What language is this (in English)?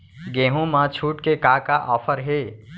Chhattisgarhi